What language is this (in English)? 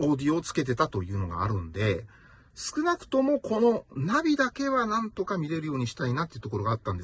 Japanese